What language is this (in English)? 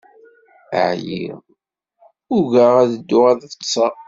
Kabyle